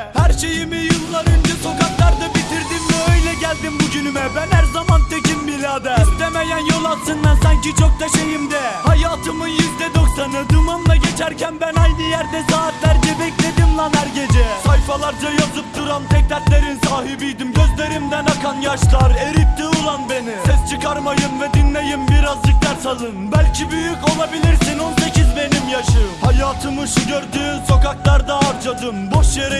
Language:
Turkish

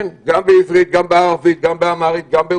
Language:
Hebrew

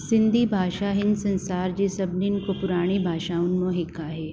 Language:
Sindhi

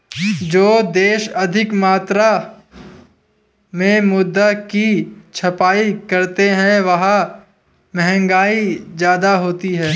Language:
Hindi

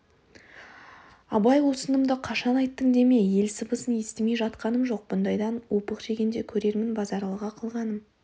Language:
Kazakh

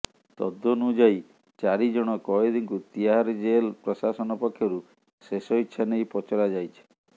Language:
Odia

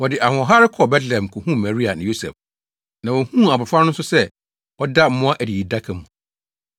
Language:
Akan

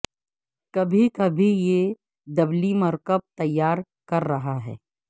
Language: Urdu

